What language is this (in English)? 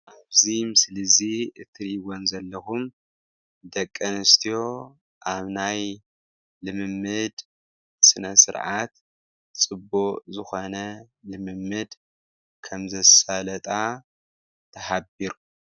Tigrinya